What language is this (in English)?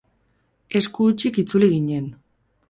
Basque